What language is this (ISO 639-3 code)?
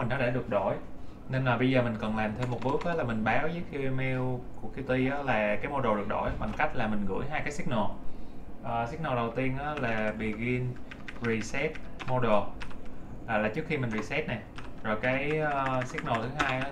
vie